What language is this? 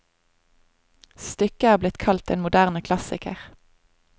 Norwegian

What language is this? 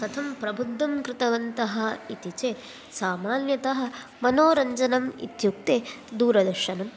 Sanskrit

